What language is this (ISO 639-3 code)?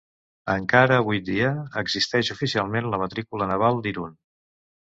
cat